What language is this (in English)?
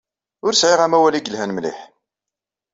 Kabyle